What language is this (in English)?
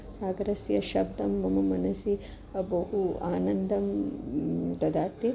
Sanskrit